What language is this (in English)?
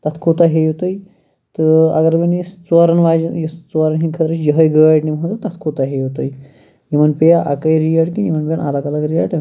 Kashmiri